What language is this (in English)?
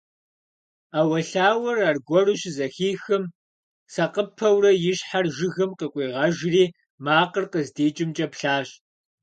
Kabardian